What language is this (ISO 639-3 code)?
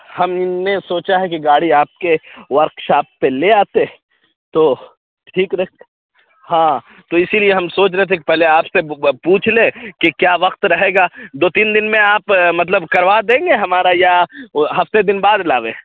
urd